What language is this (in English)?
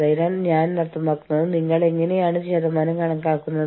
Malayalam